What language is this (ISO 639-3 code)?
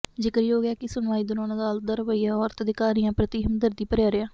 pan